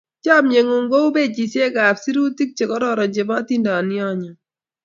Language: Kalenjin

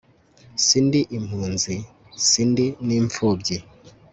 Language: Kinyarwanda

